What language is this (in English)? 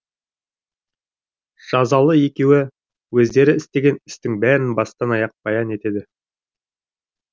Kazakh